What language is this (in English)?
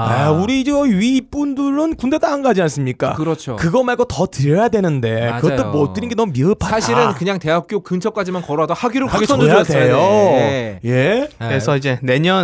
Korean